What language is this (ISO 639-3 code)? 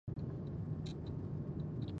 pus